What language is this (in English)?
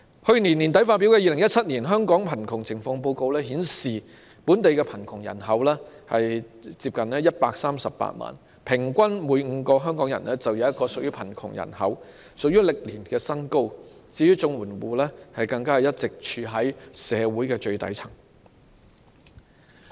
Cantonese